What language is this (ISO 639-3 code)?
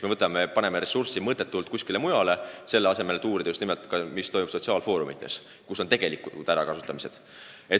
est